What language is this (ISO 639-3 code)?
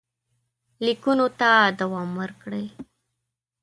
pus